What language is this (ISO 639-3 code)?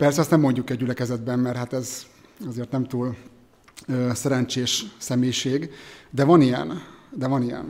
hun